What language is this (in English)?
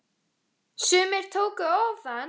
Icelandic